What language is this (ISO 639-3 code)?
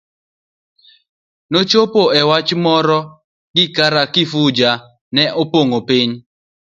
luo